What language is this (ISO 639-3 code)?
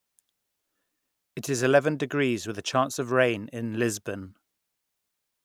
eng